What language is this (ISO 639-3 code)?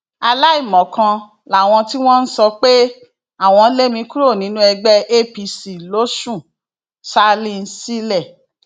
yor